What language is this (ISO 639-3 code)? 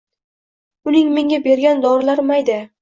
uzb